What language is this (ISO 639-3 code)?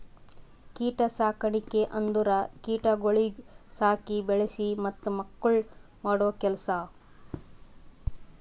kan